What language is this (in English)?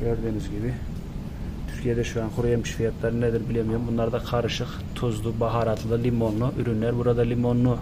Turkish